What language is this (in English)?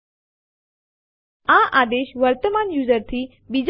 Gujarati